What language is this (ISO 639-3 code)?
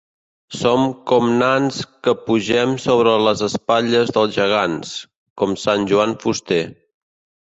cat